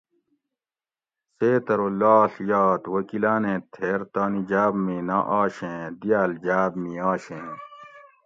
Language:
Gawri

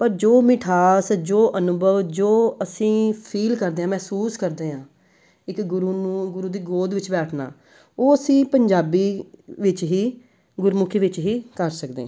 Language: Punjabi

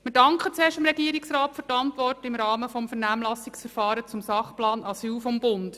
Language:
Swiss German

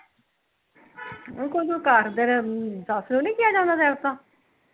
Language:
Punjabi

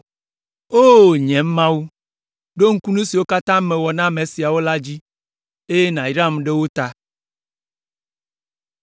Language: Ewe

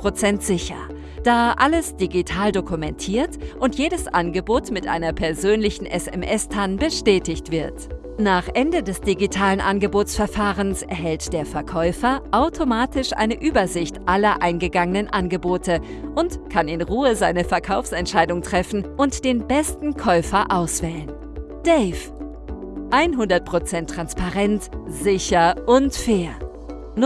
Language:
German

